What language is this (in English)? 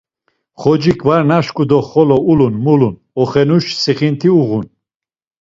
Laz